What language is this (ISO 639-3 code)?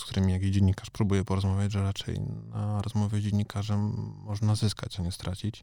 pol